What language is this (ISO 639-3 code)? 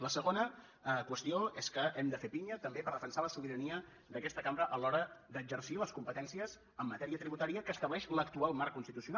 cat